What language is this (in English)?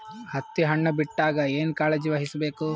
Kannada